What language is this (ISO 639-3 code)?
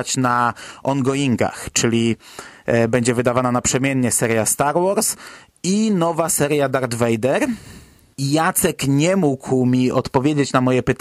pol